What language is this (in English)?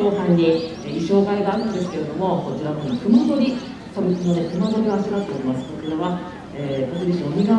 Japanese